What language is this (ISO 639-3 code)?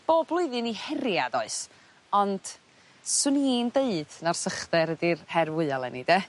cym